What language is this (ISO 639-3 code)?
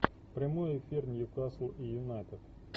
rus